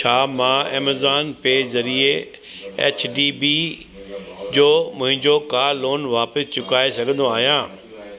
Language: Sindhi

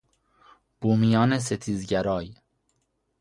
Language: Persian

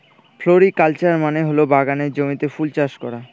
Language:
Bangla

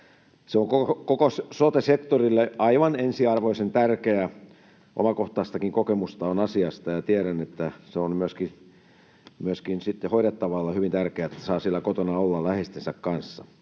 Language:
Finnish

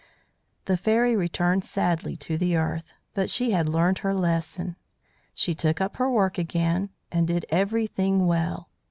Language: English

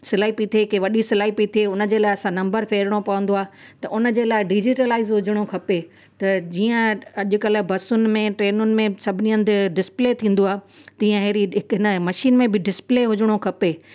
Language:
Sindhi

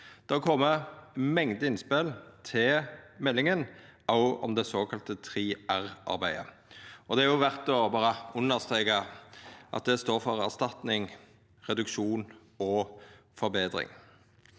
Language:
Norwegian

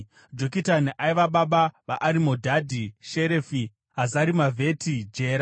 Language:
Shona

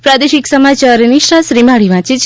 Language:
Gujarati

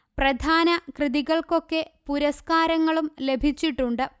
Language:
Malayalam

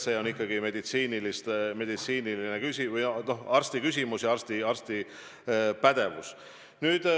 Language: Estonian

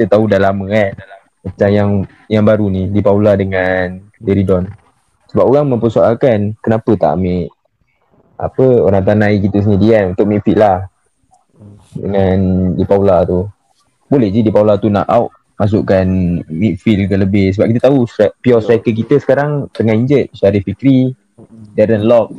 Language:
Malay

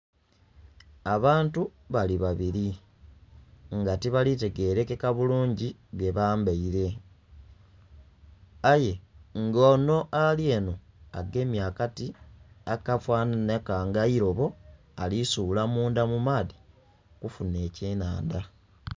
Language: Soga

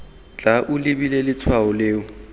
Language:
Tswana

